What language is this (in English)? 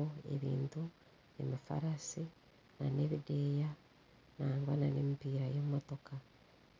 Nyankole